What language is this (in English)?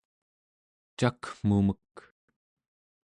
Central Yupik